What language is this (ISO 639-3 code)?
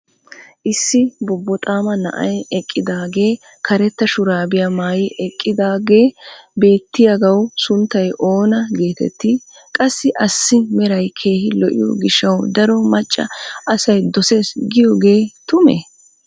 wal